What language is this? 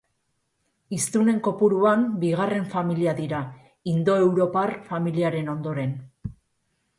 Basque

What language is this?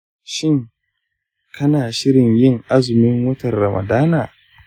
Hausa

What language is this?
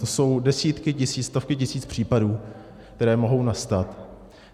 Czech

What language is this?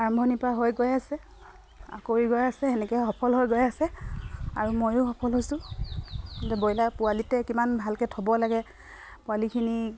Assamese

